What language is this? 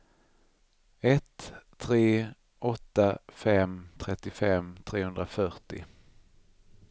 Swedish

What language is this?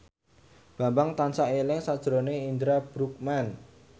Javanese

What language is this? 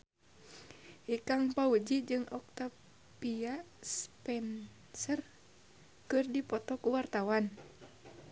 Sundanese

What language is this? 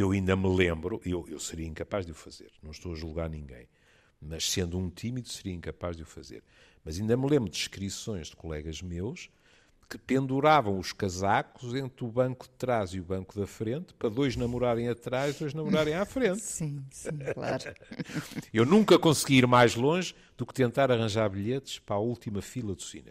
Portuguese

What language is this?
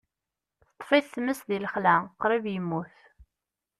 Kabyle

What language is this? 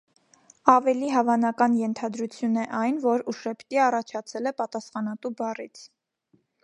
Armenian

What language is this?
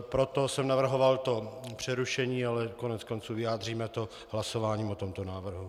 Czech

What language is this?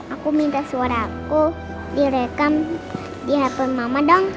Indonesian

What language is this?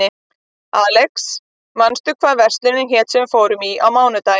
Icelandic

